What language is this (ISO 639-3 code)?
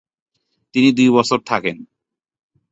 ben